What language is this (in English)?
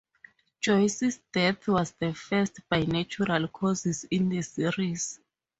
English